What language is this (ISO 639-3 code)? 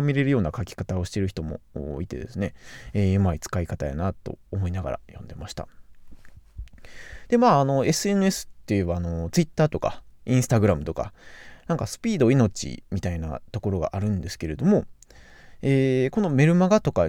jpn